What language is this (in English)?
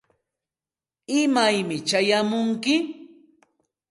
Santa Ana de Tusi Pasco Quechua